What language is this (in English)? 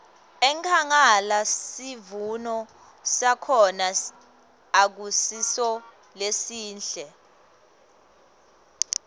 Swati